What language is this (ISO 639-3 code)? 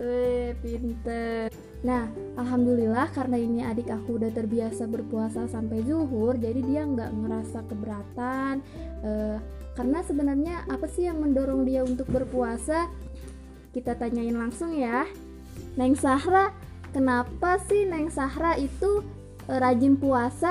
ind